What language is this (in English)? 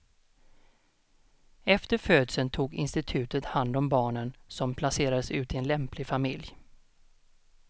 Swedish